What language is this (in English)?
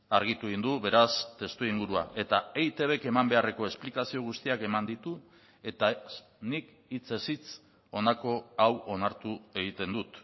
Basque